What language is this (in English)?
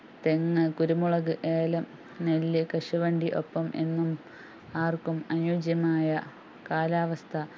Malayalam